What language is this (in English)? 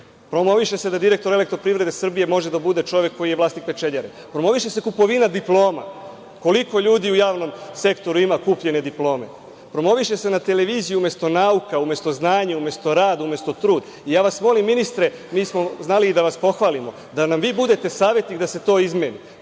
Serbian